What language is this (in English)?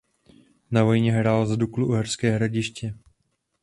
Czech